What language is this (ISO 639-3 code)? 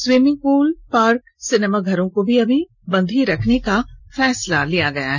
hin